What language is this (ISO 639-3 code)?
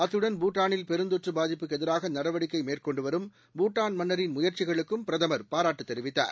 tam